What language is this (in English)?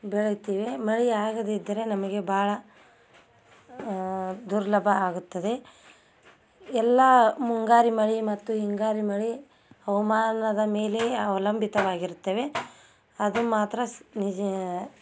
Kannada